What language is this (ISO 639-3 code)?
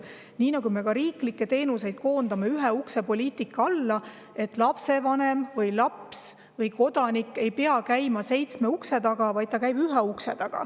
est